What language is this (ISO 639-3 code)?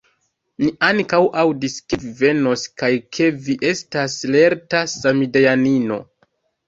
epo